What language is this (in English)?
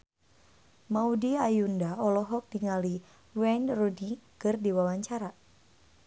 Sundanese